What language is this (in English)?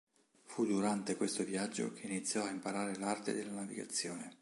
Italian